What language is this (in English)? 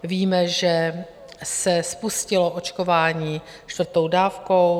Czech